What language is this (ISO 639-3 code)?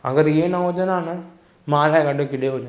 snd